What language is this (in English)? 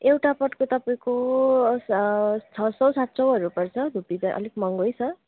Nepali